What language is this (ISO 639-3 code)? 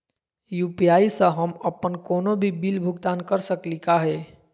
mag